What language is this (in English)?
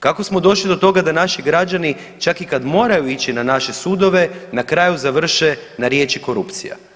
Croatian